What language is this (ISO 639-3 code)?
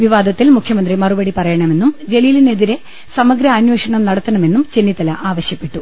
mal